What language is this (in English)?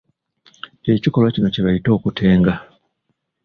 Ganda